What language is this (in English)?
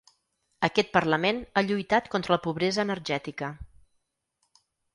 Catalan